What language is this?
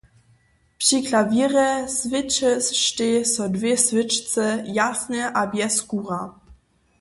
Upper Sorbian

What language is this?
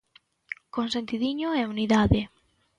Galician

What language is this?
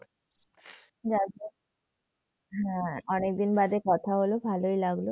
Bangla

